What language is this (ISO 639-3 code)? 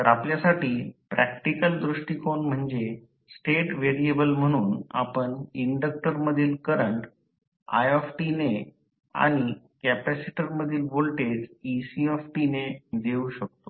mar